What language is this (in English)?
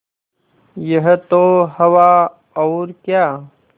Hindi